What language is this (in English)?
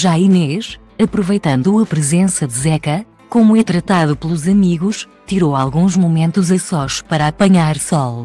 Portuguese